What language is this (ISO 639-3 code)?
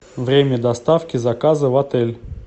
rus